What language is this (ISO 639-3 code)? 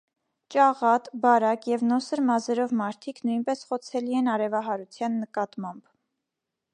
hye